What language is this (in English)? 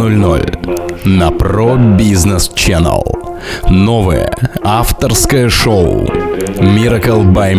Russian